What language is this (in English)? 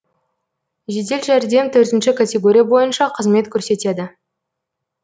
Kazakh